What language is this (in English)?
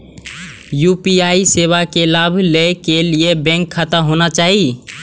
Maithili